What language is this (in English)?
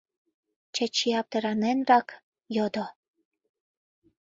Mari